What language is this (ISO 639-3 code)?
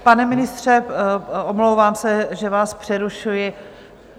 ces